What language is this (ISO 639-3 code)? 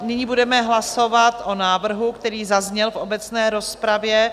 ces